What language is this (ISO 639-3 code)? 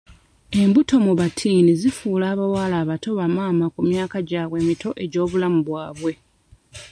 lug